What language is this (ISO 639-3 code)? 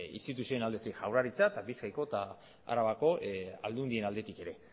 eus